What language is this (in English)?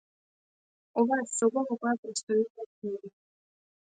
Macedonian